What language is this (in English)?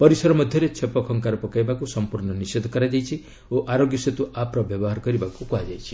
Odia